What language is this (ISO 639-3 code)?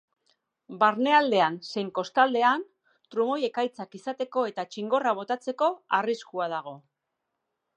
eus